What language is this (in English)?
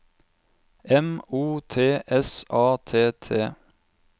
Norwegian